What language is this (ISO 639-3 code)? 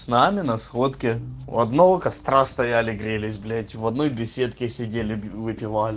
rus